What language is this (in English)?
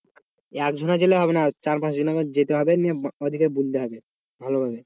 Bangla